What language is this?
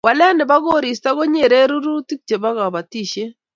Kalenjin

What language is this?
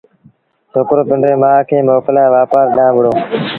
Sindhi Bhil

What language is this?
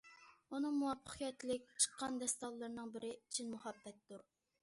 Uyghur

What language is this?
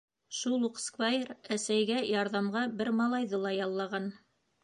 Bashkir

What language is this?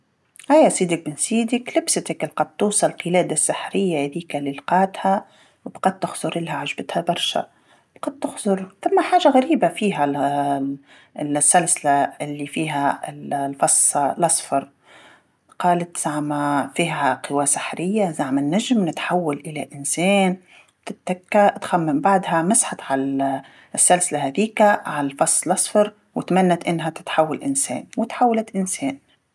Tunisian Arabic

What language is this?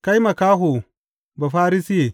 Hausa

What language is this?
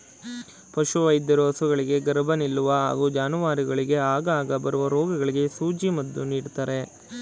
Kannada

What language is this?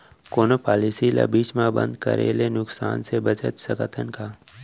Chhattisgarhi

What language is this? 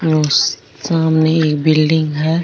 Rajasthani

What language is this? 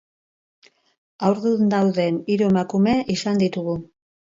Basque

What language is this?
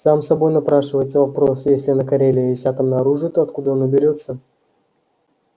Russian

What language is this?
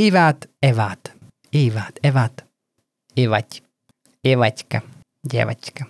Hungarian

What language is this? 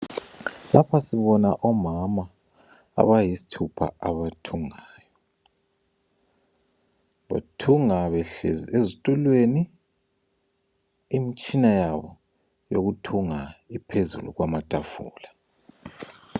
North Ndebele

